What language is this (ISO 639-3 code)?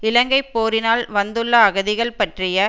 tam